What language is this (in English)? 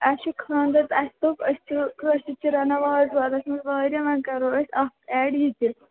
Kashmiri